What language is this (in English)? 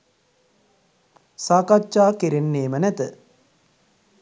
Sinhala